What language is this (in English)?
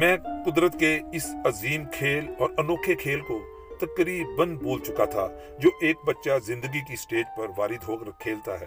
Urdu